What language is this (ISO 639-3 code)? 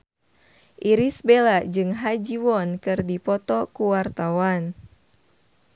sun